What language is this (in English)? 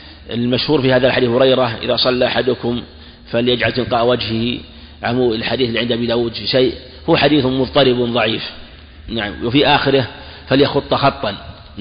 Arabic